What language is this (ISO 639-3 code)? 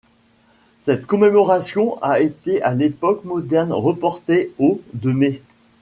fra